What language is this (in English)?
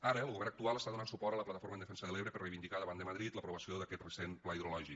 Catalan